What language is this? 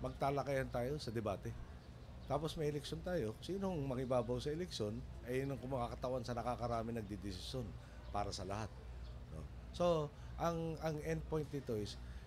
Filipino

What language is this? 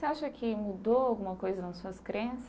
Portuguese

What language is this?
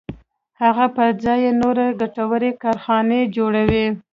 Pashto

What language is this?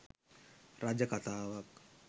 Sinhala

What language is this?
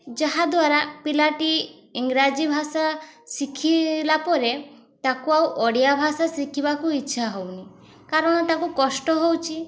Odia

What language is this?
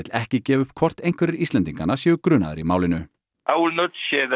Icelandic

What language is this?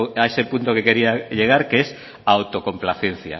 Spanish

